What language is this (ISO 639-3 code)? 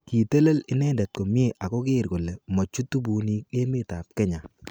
kln